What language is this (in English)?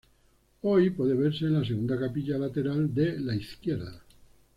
Spanish